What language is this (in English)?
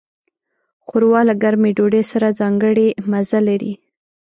Pashto